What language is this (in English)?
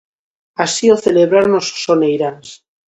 Galician